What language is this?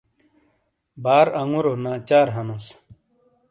Shina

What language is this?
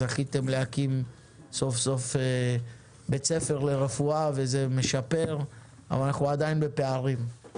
Hebrew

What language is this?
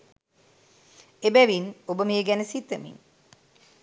Sinhala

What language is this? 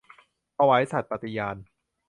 Thai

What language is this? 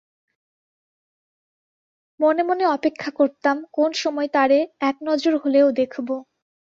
Bangla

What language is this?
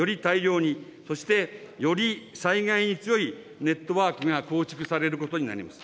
Japanese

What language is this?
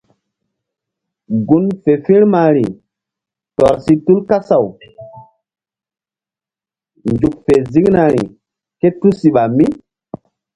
Mbum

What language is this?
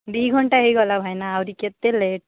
Odia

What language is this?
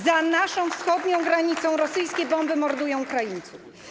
Polish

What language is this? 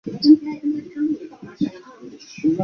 Chinese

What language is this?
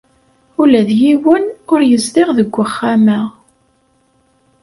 Kabyle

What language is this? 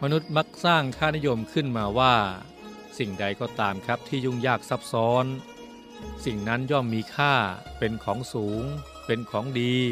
Thai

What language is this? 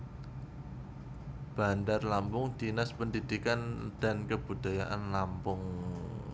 Javanese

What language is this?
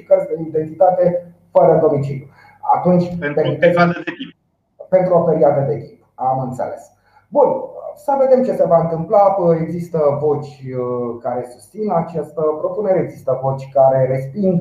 Romanian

